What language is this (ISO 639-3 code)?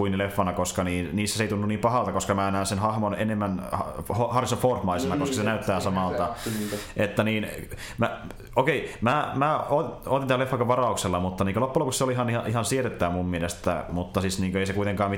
fin